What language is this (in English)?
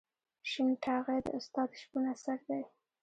Pashto